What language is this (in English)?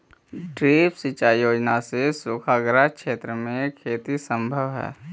Magahi